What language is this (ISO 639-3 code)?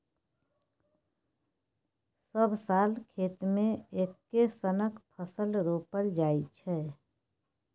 mai